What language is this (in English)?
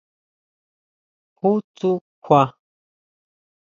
Huautla Mazatec